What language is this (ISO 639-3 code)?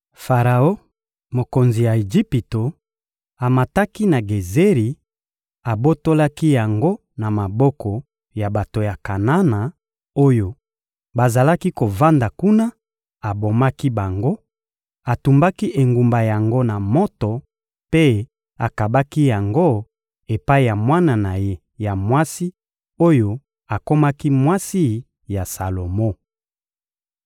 lin